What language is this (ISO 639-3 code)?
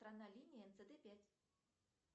rus